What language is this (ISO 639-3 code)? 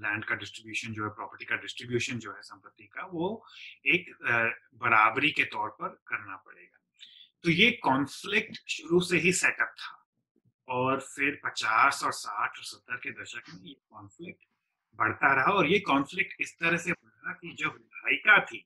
hin